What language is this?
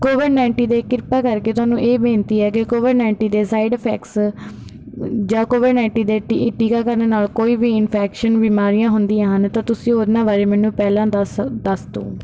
Punjabi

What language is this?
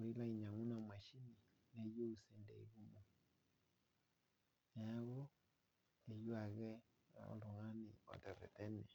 Masai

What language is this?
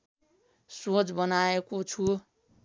Nepali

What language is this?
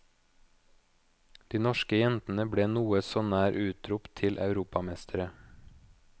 Norwegian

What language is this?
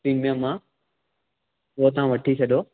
Sindhi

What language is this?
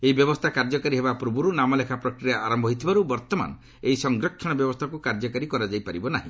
Odia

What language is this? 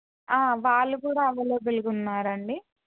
Telugu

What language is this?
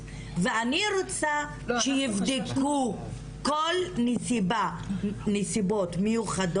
Hebrew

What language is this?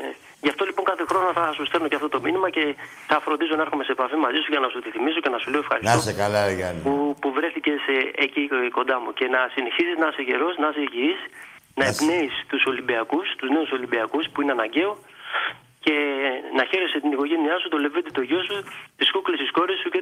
Greek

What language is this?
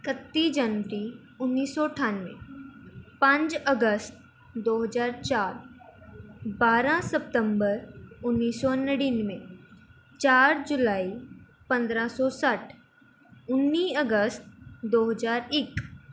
Punjabi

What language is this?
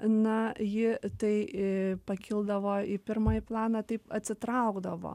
Lithuanian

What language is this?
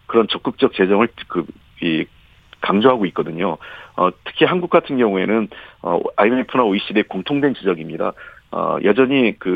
Korean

